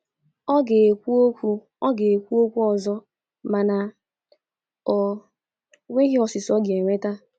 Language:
Igbo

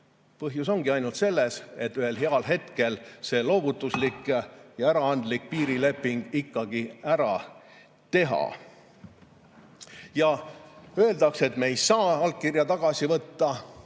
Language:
Estonian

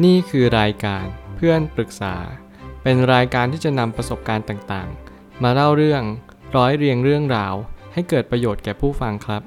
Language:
Thai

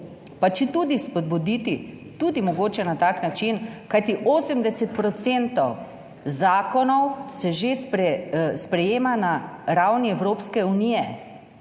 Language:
Slovenian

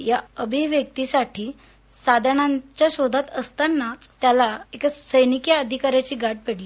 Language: Marathi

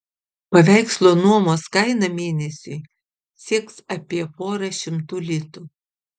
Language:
Lithuanian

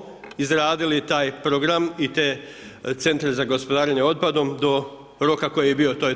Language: Croatian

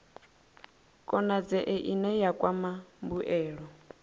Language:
Venda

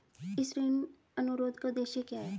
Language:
Hindi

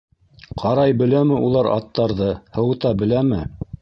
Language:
Bashkir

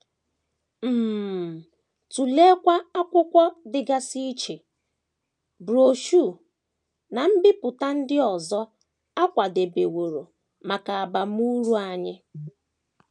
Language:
Igbo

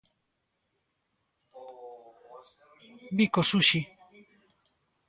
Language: Galician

